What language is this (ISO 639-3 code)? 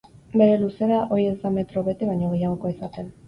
eus